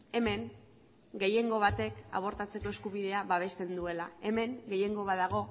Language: Basque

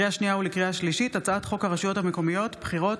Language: Hebrew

